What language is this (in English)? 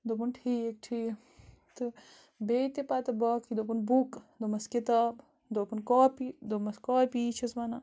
Kashmiri